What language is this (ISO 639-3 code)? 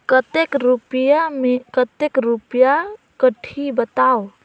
hne